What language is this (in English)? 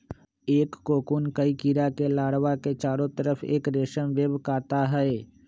Magahi